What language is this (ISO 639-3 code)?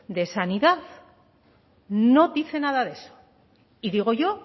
spa